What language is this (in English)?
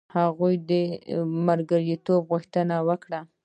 Pashto